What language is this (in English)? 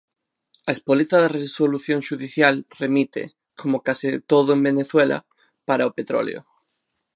Galician